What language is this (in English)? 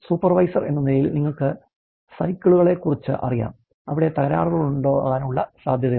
Malayalam